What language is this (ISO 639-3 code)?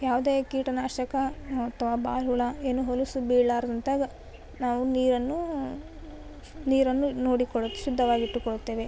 kan